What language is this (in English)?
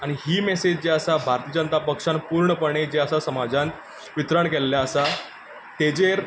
Konkani